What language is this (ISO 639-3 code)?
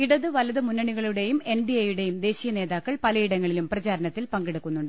mal